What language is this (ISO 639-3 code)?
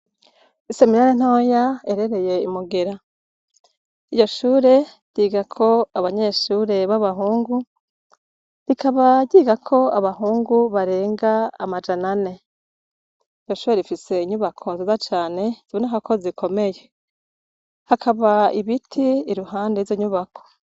run